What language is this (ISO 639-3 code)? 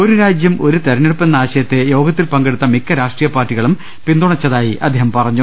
mal